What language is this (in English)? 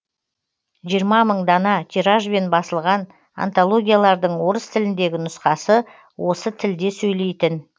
Kazakh